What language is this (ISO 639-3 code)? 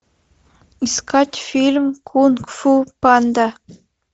rus